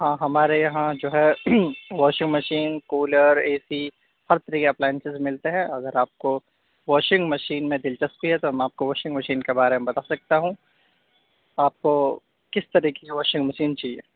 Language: Urdu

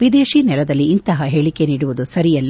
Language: Kannada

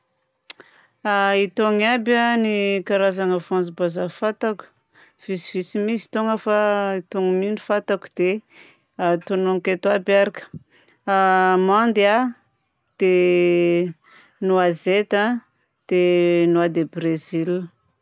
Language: Southern Betsimisaraka Malagasy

